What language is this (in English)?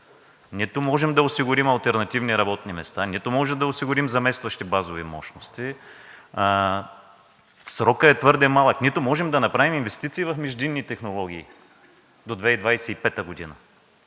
Bulgarian